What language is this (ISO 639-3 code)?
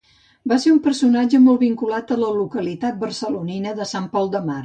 cat